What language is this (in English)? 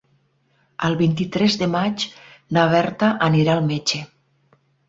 Catalan